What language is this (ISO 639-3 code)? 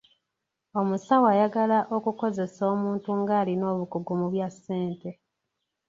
lug